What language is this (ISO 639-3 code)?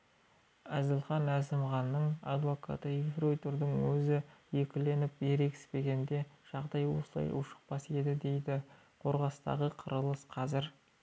kaz